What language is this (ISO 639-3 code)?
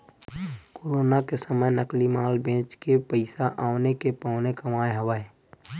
hne